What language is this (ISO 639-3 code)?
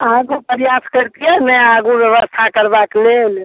mai